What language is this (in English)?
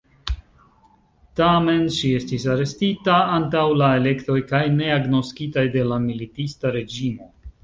Esperanto